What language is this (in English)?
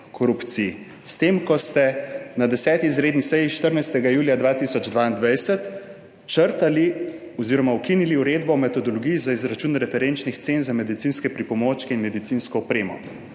Slovenian